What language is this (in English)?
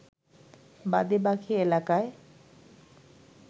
Bangla